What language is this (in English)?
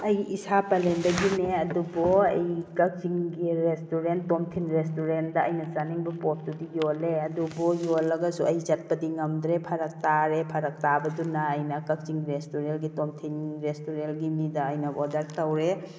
Manipuri